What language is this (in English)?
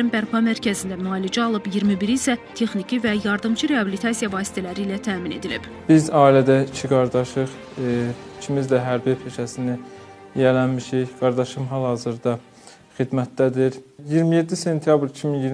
Turkish